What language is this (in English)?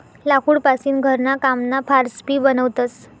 Marathi